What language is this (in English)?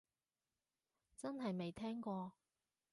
Cantonese